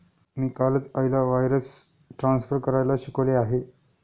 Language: Marathi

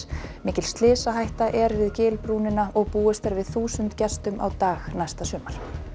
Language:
Icelandic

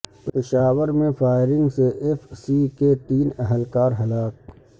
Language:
Urdu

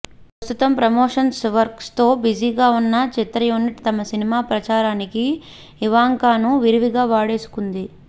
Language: Telugu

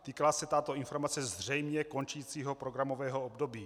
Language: Czech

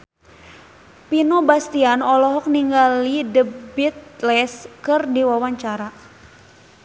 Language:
Sundanese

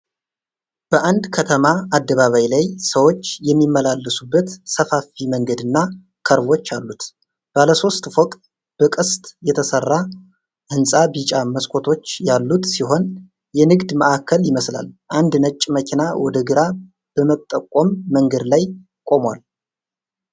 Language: Amharic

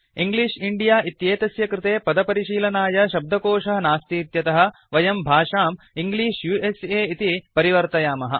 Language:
Sanskrit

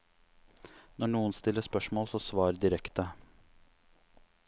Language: Norwegian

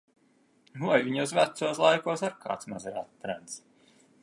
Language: Latvian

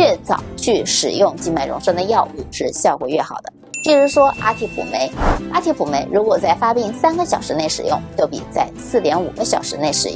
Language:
Chinese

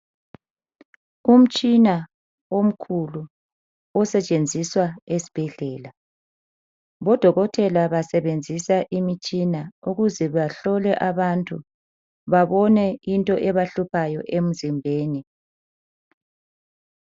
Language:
North Ndebele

